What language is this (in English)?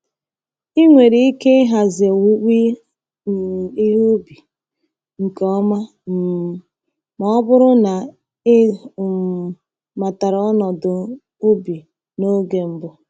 Igbo